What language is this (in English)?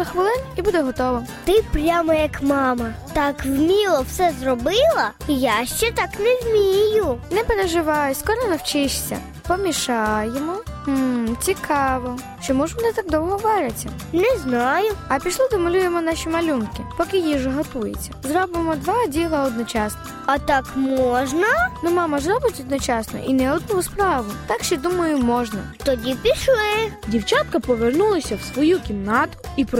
Ukrainian